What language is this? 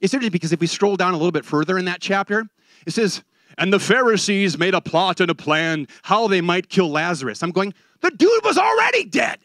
English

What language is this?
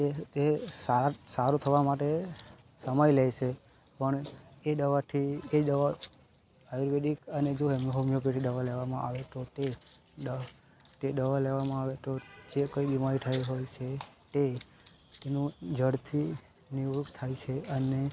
Gujarati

